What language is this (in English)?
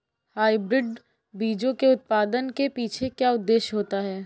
Hindi